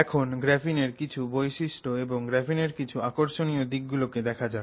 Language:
Bangla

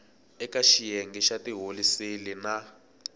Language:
Tsonga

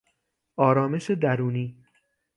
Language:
Persian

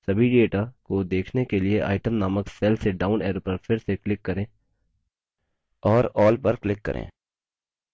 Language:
Hindi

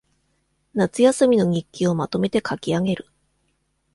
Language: Japanese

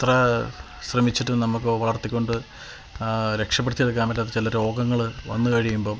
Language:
Malayalam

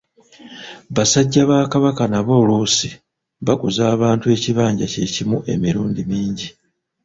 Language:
Ganda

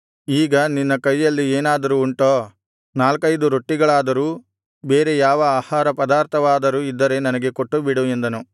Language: Kannada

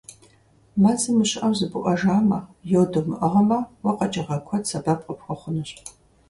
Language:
Kabardian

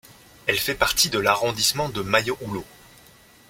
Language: French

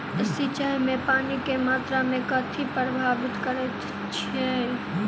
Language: Maithili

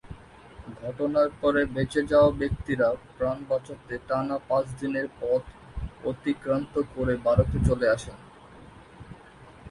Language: Bangla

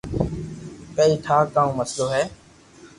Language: Loarki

